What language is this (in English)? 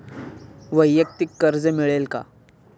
Marathi